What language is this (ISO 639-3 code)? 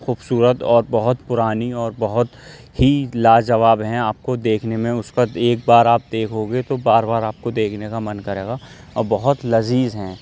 urd